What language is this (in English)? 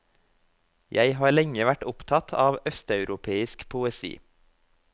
Norwegian